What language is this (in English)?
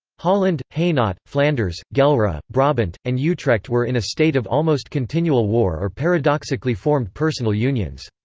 English